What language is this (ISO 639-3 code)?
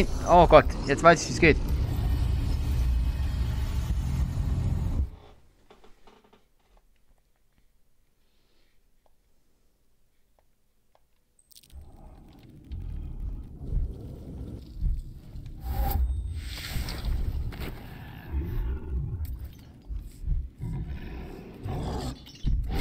deu